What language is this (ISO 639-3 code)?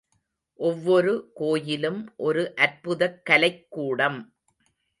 tam